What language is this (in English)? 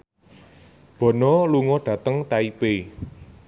Javanese